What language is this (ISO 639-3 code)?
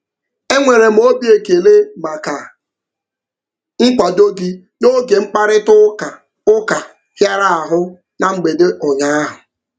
ibo